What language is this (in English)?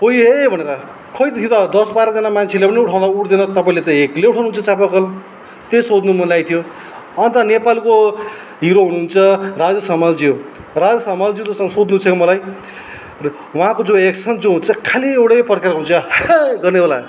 Nepali